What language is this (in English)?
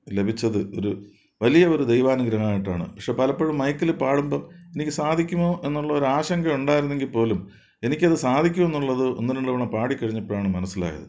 Malayalam